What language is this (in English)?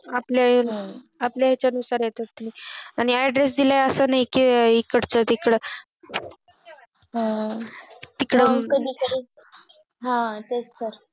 Marathi